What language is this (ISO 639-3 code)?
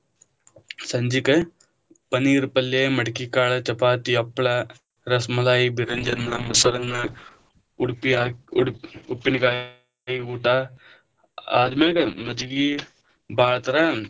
kan